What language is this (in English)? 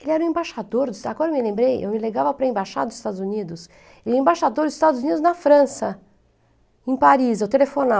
Portuguese